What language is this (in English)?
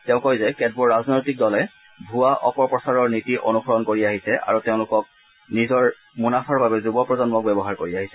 Assamese